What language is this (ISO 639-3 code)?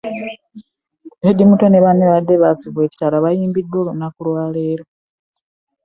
lug